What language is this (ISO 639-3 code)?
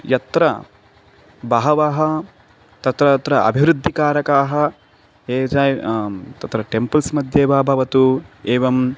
san